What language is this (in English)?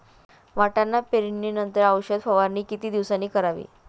Marathi